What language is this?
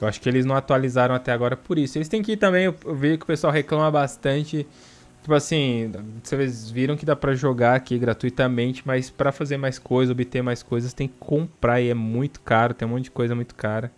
Portuguese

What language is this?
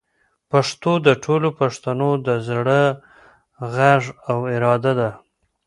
Pashto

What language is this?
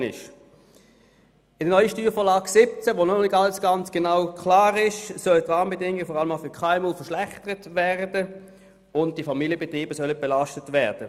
Swiss German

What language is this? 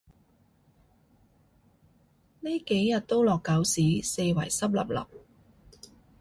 Cantonese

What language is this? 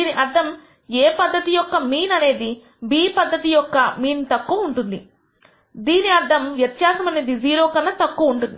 Telugu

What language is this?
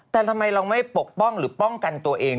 Thai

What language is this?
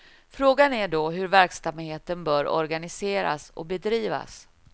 Swedish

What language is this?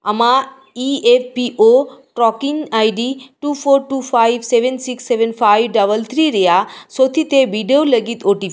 Santali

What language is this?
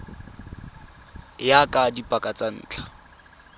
Tswana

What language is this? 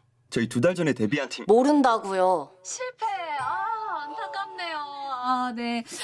Korean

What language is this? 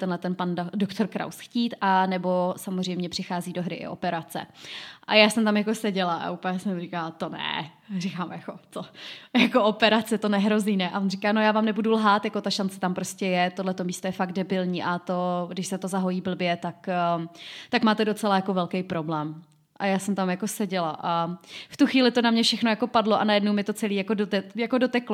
Czech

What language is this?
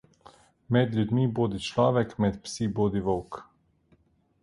Slovenian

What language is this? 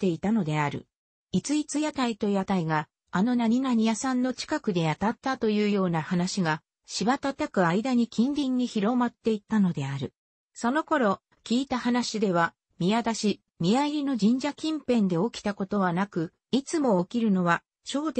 Japanese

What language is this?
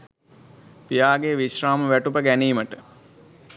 Sinhala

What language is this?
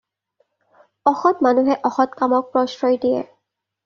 Assamese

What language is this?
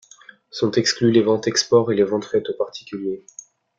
French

